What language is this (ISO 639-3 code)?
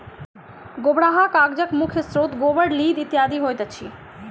mai